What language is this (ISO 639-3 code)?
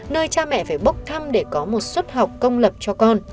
vie